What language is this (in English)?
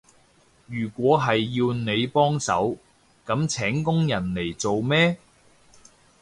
Cantonese